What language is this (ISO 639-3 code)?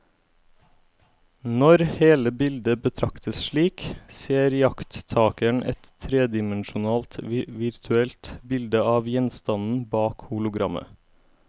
nor